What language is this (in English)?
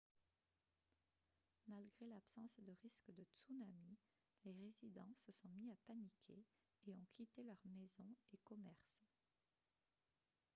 French